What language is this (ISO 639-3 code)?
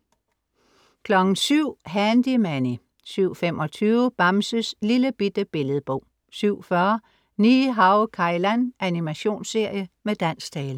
dan